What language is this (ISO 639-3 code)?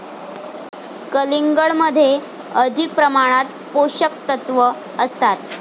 mar